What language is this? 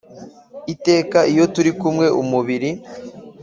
Kinyarwanda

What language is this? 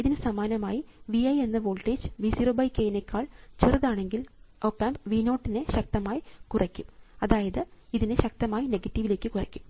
Malayalam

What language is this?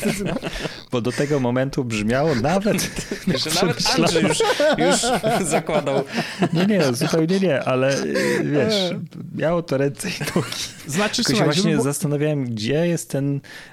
Polish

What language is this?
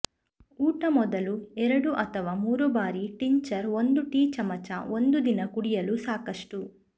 Kannada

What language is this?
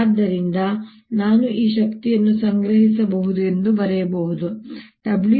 Kannada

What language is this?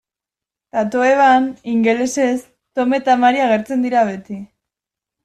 Basque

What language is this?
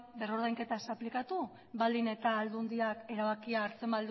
Basque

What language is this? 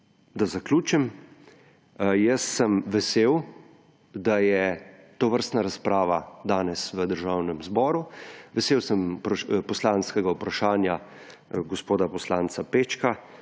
Slovenian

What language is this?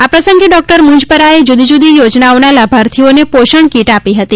Gujarati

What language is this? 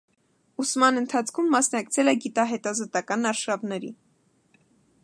Armenian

